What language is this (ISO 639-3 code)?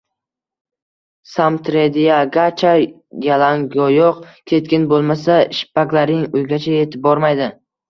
uzb